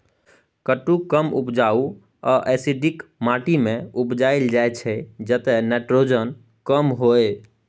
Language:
Maithili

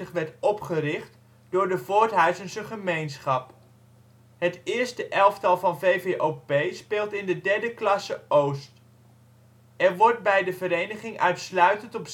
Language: Dutch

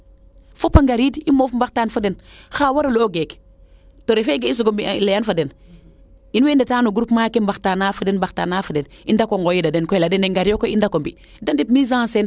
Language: Serer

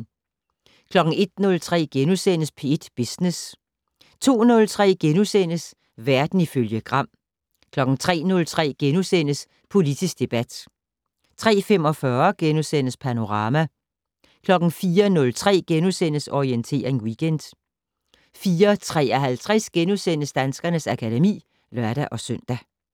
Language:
Danish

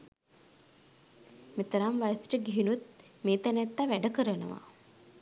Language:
Sinhala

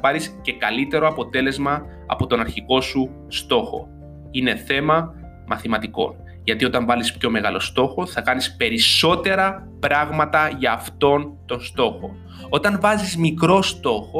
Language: Greek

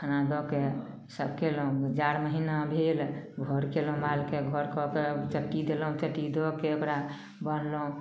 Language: Maithili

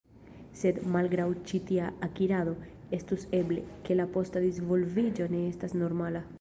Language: Esperanto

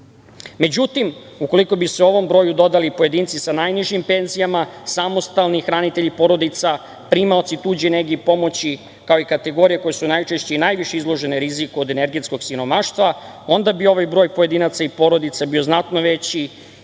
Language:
Serbian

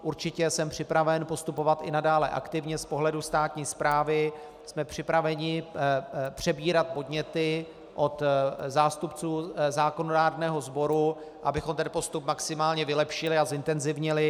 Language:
Czech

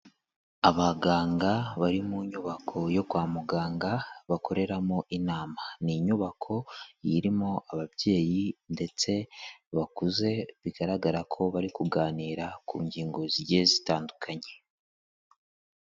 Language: Kinyarwanda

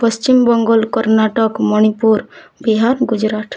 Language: Odia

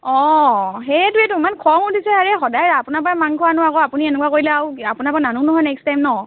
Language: Assamese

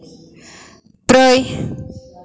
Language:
Bodo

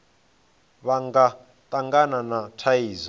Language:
Venda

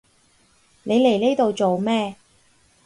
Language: Cantonese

